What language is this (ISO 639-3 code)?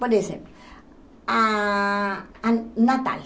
por